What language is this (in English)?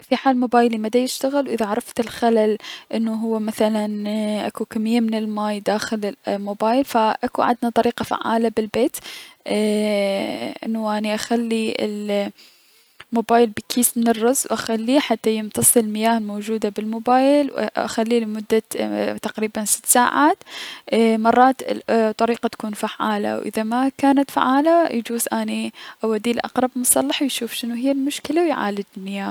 Mesopotamian Arabic